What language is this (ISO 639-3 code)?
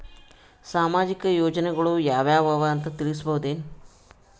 kan